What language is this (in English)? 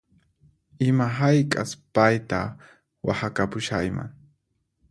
Puno Quechua